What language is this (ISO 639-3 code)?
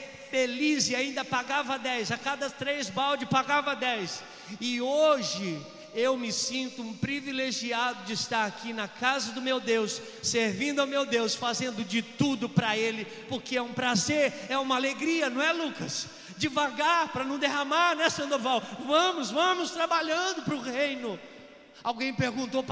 por